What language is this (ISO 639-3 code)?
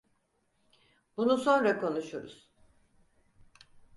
tur